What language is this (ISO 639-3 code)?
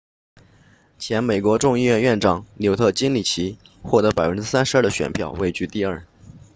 zho